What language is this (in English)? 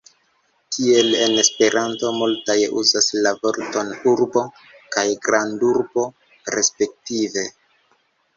Esperanto